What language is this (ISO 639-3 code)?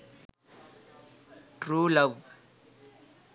sin